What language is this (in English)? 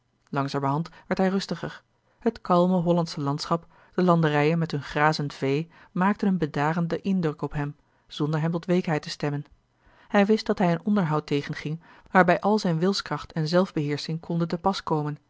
Dutch